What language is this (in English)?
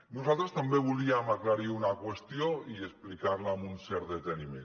Catalan